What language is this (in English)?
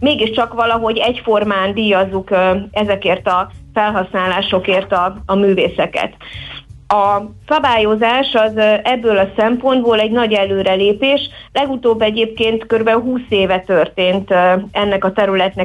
Hungarian